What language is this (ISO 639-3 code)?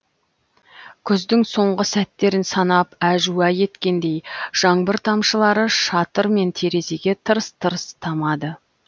kaz